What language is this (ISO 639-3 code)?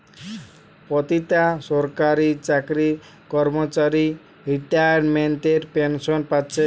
ben